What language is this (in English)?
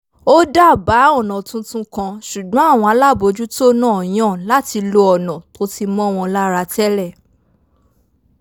Yoruba